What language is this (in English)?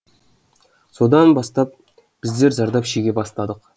Kazakh